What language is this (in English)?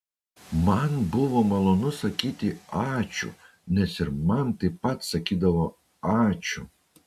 Lithuanian